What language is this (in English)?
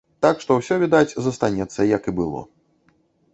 Belarusian